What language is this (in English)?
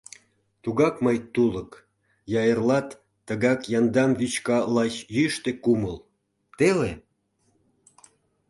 Mari